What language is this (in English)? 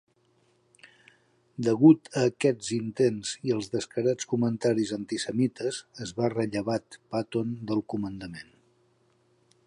Catalan